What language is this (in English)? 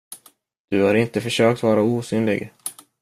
Swedish